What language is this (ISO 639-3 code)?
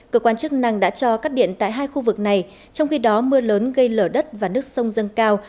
vie